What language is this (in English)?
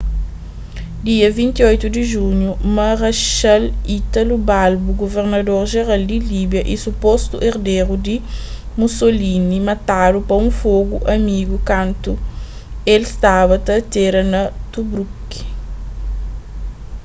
Kabuverdianu